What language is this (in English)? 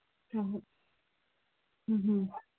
Manipuri